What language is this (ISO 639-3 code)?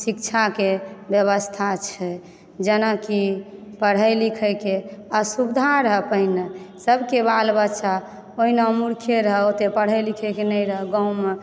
mai